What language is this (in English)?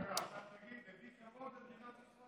Hebrew